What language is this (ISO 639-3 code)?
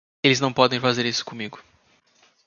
por